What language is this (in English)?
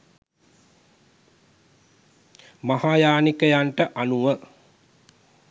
Sinhala